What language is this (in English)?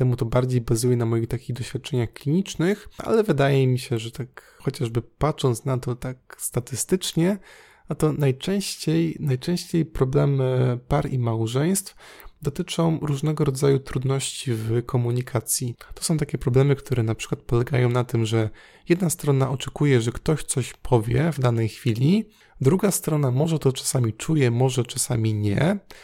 Polish